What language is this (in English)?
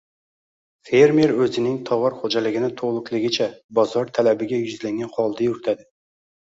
Uzbek